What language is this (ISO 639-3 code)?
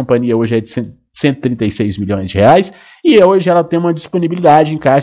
por